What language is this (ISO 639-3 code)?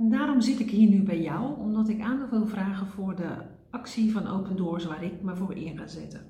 nld